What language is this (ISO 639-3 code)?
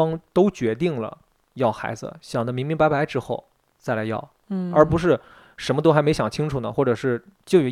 zho